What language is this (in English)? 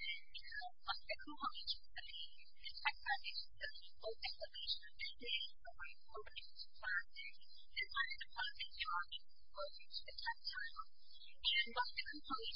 English